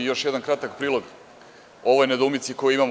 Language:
Serbian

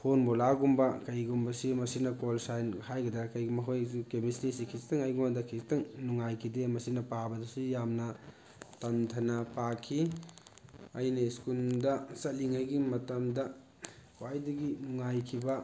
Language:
Manipuri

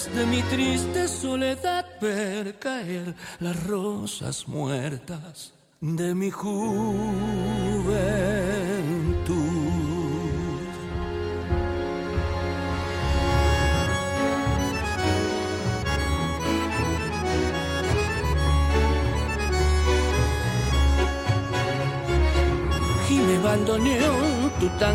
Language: Spanish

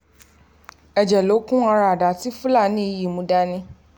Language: Yoruba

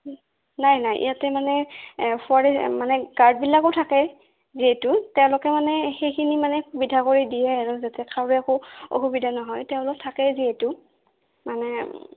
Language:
Assamese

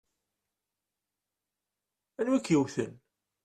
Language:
Kabyle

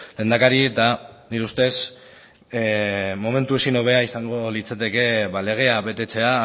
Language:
Basque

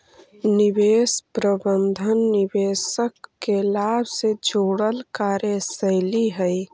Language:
Magahi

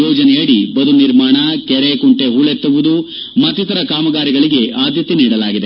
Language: Kannada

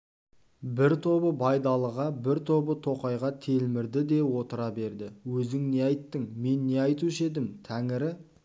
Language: Kazakh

